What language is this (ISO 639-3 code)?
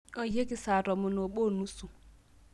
mas